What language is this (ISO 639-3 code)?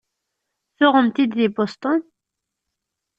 kab